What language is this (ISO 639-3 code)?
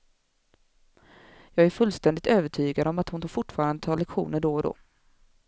swe